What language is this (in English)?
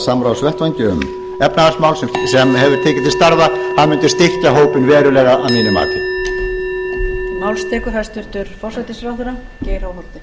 Icelandic